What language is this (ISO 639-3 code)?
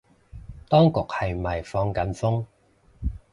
yue